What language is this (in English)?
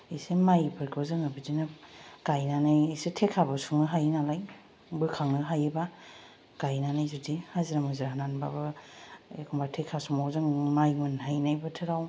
Bodo